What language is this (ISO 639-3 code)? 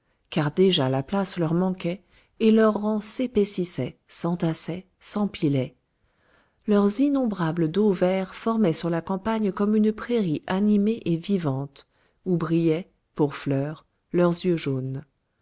fra